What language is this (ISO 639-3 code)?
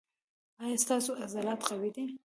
pus